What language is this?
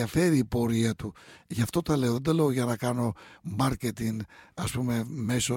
Greek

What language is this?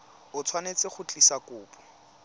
Tswana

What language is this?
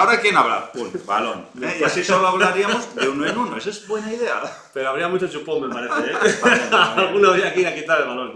Spanish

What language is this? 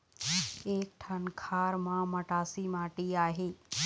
Chhattisgarhi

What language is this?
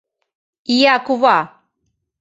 Mari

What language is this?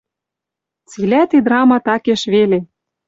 Western Mari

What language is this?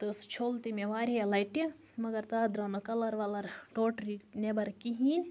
Kashmiri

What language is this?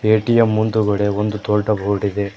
Kannada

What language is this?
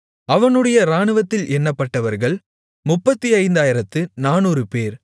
Tamil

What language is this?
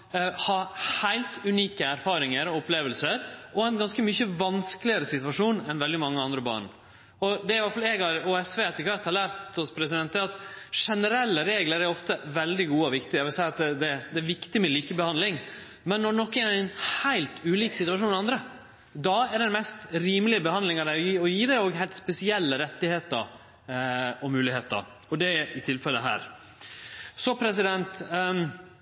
Norwegian Nynorsk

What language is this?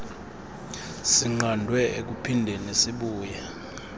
Xhosa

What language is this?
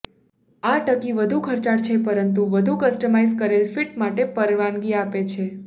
Gujarati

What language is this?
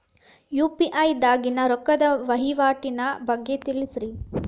Kannada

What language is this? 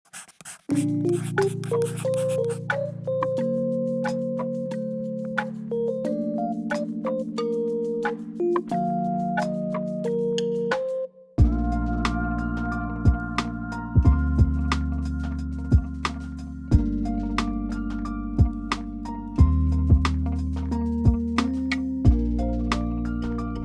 English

